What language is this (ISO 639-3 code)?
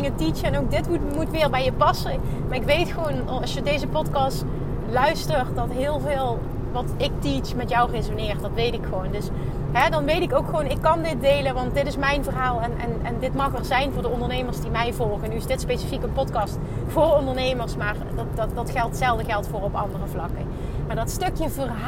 nld